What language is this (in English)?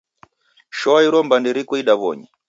Taita